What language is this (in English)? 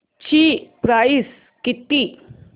Marathi